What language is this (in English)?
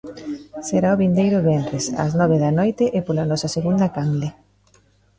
Galician